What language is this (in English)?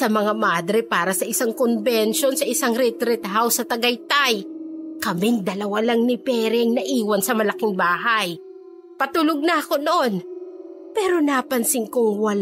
Filipino